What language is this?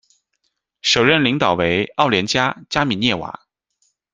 Chinese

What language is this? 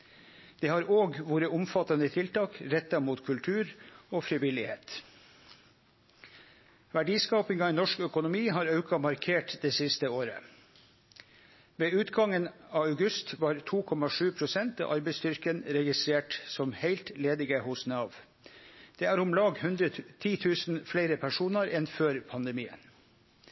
Norwegian Nynorsk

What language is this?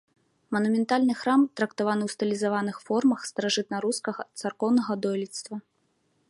Belarusian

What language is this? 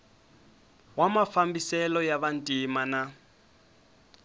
Tsonga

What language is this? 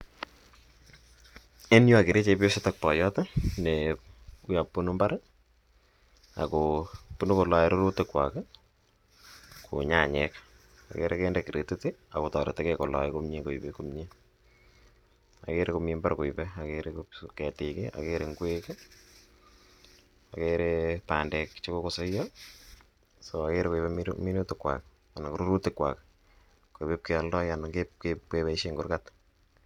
Kalenjin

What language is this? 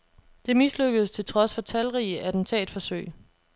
Danish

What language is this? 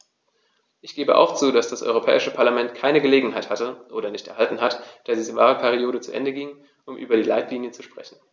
German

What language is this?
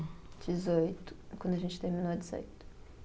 Portuguese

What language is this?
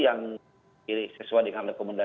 Indonesian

